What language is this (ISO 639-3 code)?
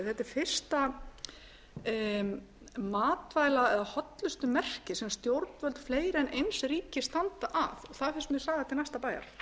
isl